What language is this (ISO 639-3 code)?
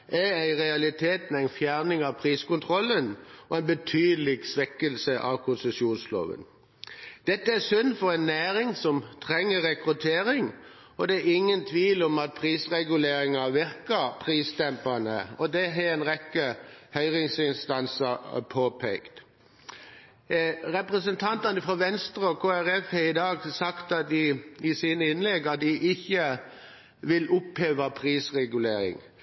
nob